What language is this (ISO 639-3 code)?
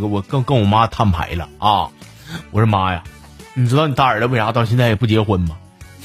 zho